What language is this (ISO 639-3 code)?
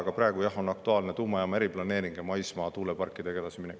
est